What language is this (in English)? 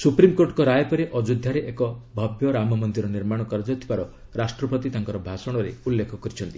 Odia